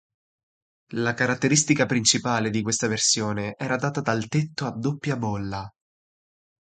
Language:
Italian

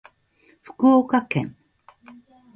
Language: Japanese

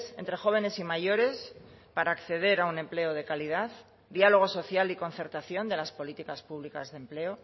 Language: Spanish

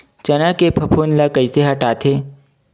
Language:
Chhattisgarhi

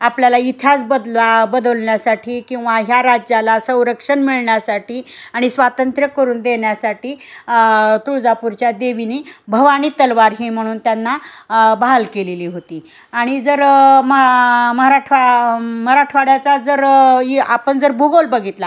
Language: Marathi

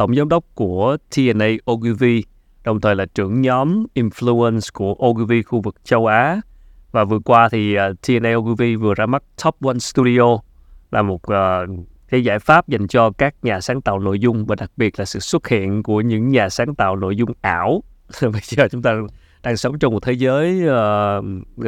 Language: Vietnamese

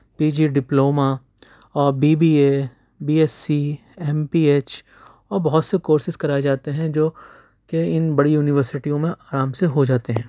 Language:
Urdu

